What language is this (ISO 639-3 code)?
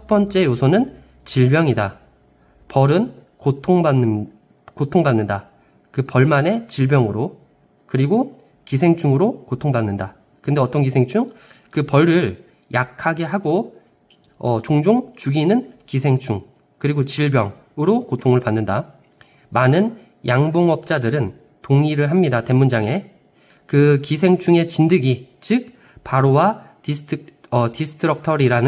kor